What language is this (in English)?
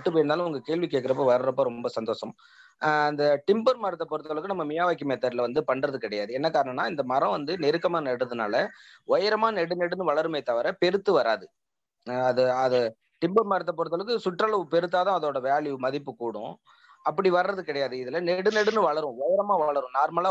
Tamil